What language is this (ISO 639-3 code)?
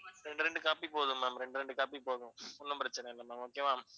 tam